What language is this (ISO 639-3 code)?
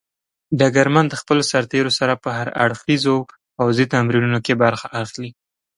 pus